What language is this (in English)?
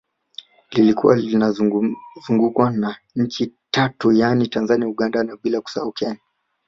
Swahili